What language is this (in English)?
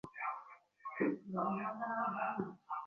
Bangla